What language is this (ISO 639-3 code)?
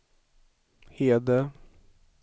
swe